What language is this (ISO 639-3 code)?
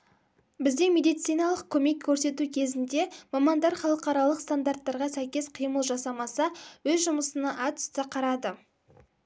kaz